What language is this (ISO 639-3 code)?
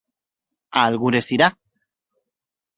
glg